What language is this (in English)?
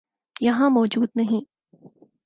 Urdu